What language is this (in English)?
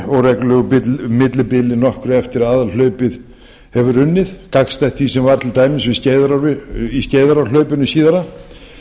Icelandic